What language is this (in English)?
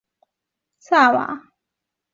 Chinese